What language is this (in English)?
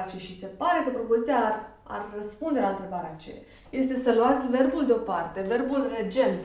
Romanian